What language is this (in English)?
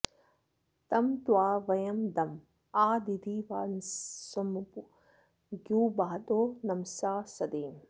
Sanskrit